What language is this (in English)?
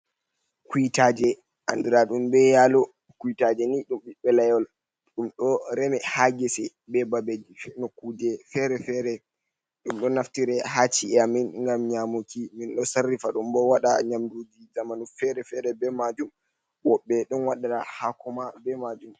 Fula